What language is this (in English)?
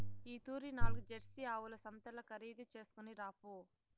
Telugu